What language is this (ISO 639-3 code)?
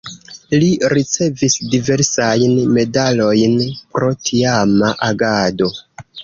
epo